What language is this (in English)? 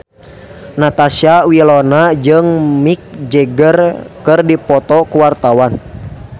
Sundanese